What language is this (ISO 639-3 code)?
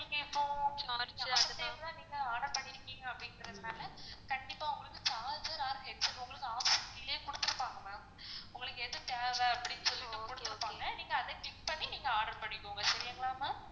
tam